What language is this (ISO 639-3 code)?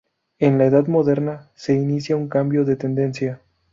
spa